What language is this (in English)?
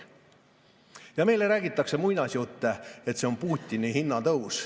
Estonian